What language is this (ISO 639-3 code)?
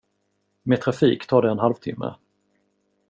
swe